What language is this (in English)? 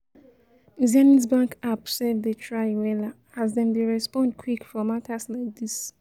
Nigerian Pidgin